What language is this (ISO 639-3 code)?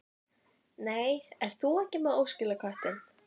isl